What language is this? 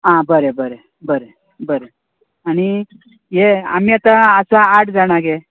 Konkani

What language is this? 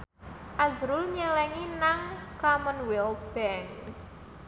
Javanese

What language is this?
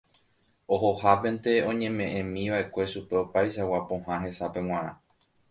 Guarani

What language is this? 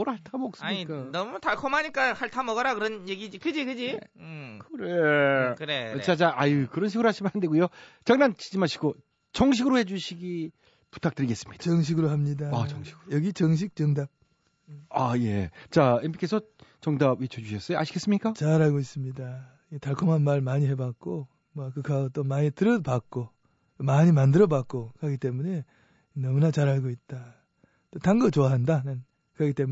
Korean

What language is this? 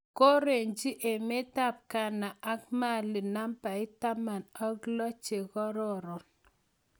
Kalenjin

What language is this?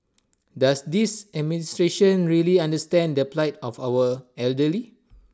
English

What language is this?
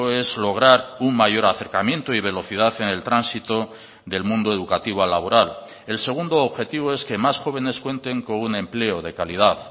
Spanish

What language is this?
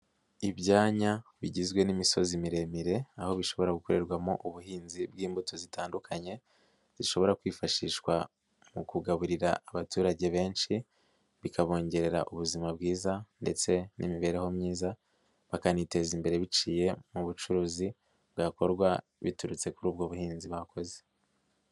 Kinyarwanda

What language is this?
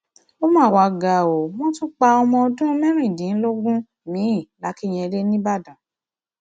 Yoruba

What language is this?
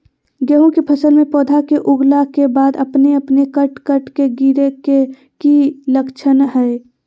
Magahi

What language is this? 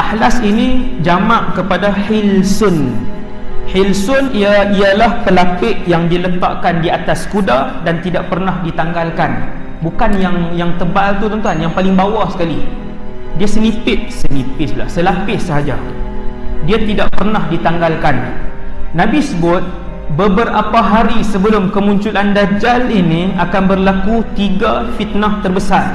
Malay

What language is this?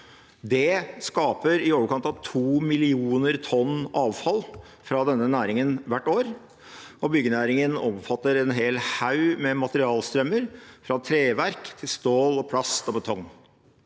Norwegian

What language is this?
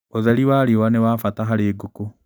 Kikuyu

